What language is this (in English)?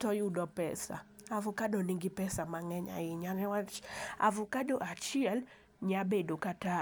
Luo (Kenya and Tanzania)